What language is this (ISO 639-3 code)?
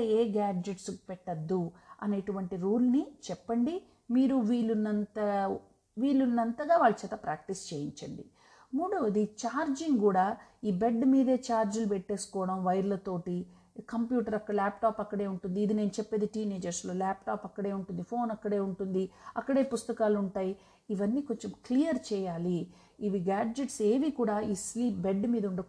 tel